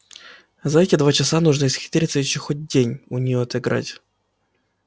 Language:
Russian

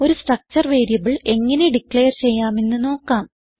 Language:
Malayalam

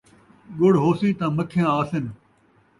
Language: Saraiki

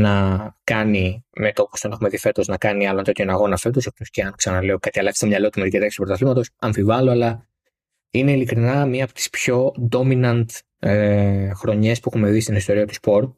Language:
Greek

